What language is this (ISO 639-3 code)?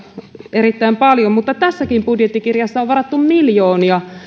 fin